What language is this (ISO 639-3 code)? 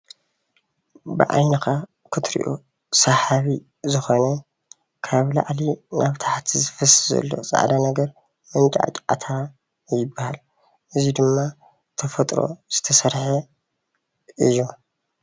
tir